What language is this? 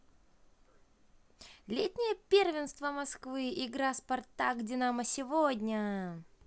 Russian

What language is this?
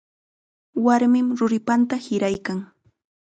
Chiquián Ancash Quechua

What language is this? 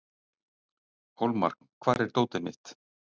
Icelandic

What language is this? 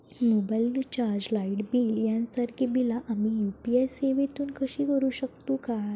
Marathi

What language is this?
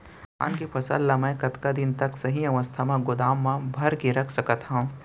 Chhattisgarhi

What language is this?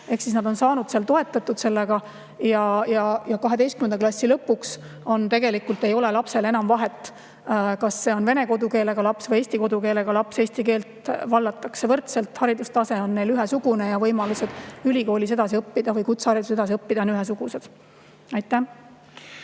Estonian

